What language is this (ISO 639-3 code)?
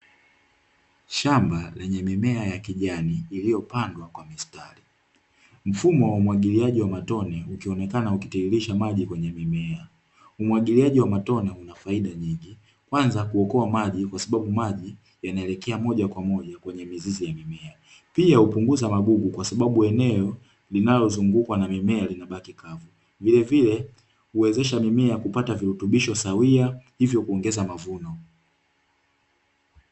swa